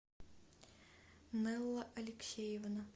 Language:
Russian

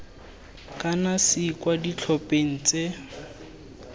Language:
Tswana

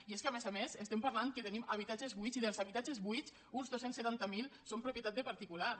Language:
Catalan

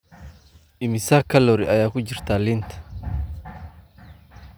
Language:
Somali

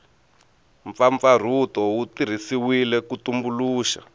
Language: Tsonga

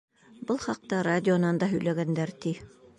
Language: Bashkir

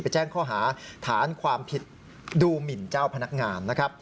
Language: Thai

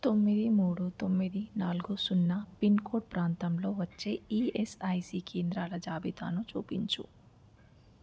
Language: Telugu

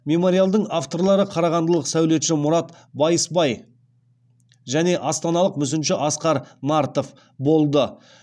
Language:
Kazakh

